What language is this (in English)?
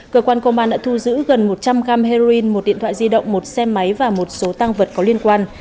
Vietnamese